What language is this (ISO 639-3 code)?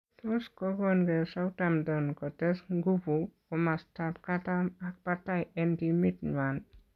kln